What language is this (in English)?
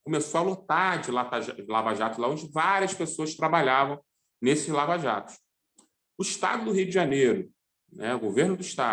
Portuguese